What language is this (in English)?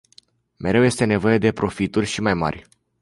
Romanian